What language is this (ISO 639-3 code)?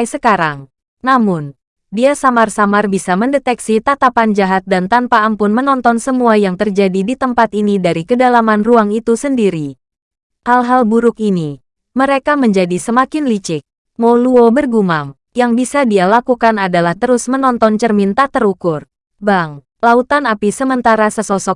ind